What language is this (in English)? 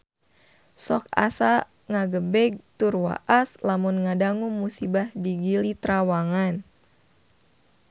Sundanese